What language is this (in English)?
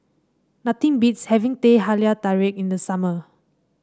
English